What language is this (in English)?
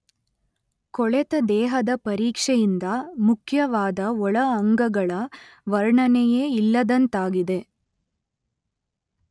Kannada